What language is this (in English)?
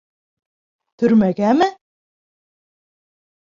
Bashkir